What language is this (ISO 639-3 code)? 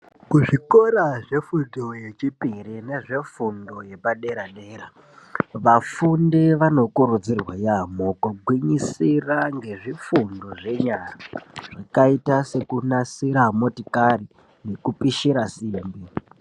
ndc